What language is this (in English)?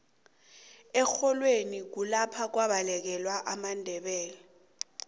South Ndebele